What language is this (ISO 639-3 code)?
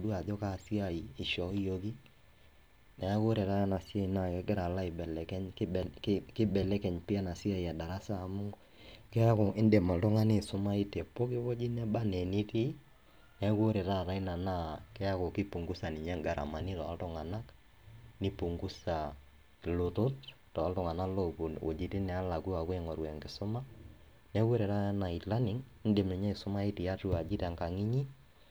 mas